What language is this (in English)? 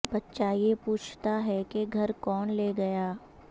Urdu